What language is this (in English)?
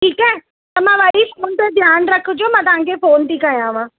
Sindhi